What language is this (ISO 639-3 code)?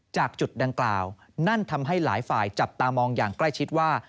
tha